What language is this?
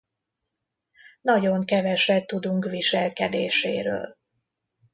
Hungarian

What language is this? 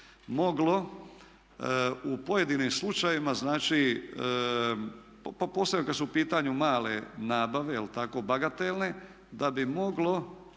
Croatian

